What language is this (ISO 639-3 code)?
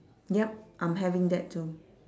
eng